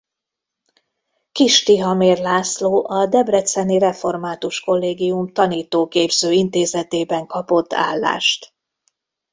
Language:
Hungarian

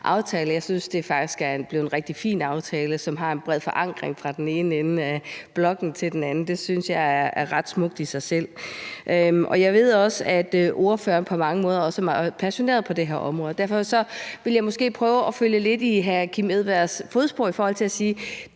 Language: Danish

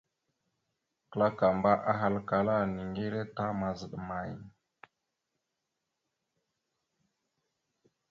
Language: Mada (Cameroon)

